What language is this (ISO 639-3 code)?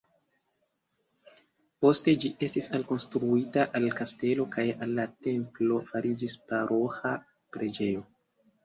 epo